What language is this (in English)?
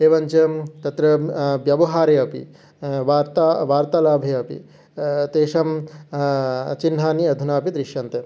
Sanskrit